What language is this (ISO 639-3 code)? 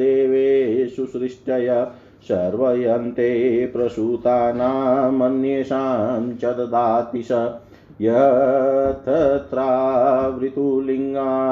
hin